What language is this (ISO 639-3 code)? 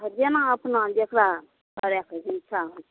mai